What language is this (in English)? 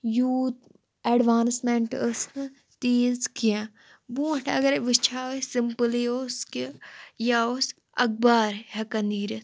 Kashmiri